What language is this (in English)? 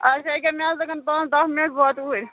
Kashmiri